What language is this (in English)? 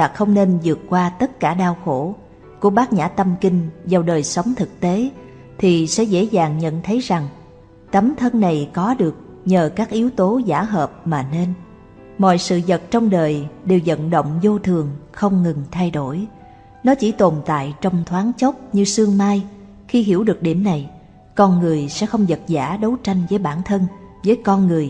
Vietnamese